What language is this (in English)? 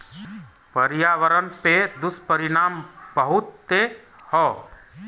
Bhojpuri